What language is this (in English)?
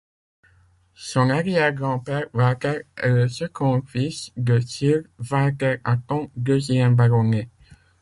French